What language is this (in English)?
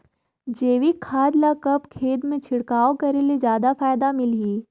Chhattisgarhi